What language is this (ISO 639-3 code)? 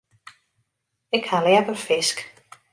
fry